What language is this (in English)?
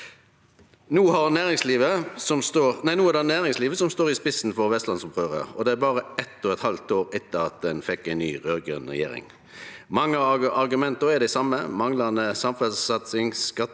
Norwegian